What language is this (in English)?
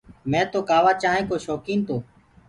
Gurgula